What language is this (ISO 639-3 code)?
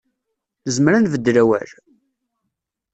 kab